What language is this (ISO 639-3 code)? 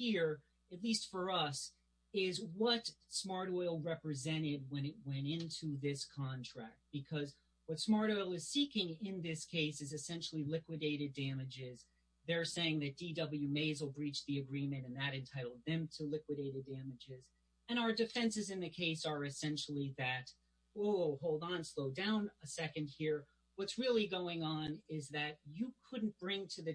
eng